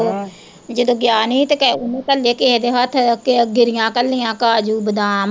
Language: Punjabi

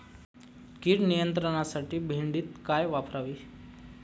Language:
Marathi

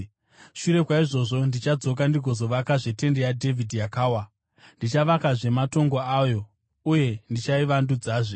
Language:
Shona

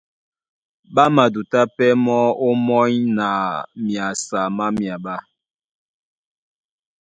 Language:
Duala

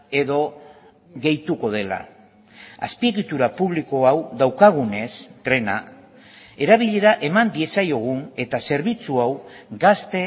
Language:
Basque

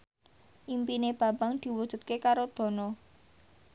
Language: Javanese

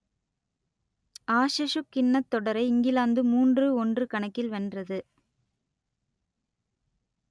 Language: Tamil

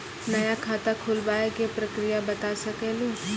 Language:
Maithili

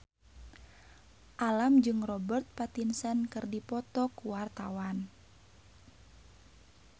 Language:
Sundanese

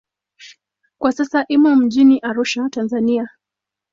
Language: Swahili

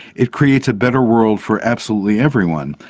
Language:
English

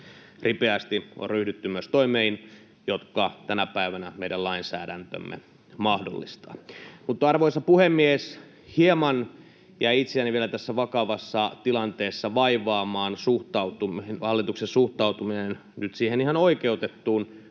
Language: Finnish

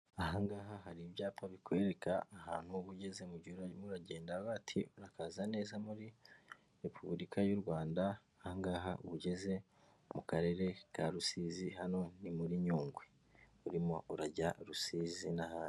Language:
Kinyarwanda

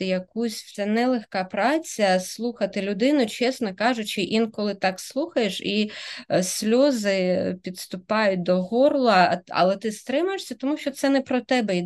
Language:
Ukrainian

